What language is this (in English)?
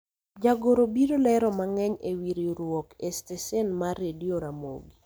Luo (Kenya and Tanzania)